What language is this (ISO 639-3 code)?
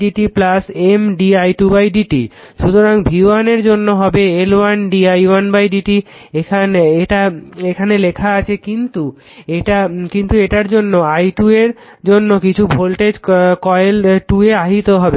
ben